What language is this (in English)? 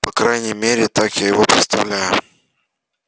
Russian